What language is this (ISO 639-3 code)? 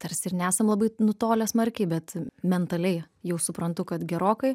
lit